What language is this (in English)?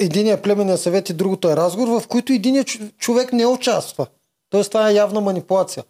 Bulgarian